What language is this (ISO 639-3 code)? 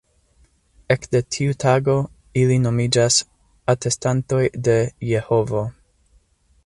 epo